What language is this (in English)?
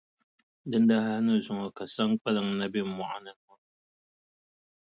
Dagbani